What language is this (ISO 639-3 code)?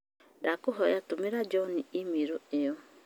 kik